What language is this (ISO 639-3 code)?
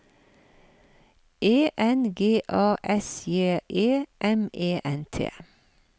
nor